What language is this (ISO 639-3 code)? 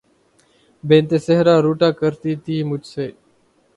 urd